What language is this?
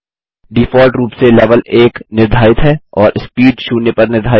Hindi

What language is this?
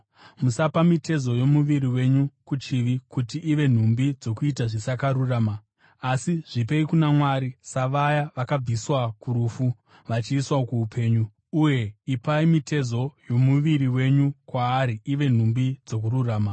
Shona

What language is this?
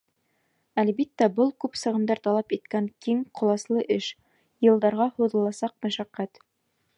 Bashkir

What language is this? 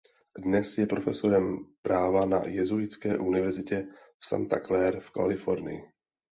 Czech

